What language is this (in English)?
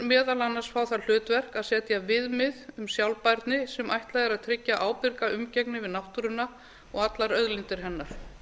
Icelandic